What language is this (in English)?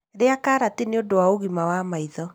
Kikuyu